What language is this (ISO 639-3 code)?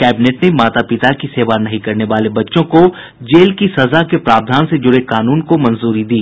hin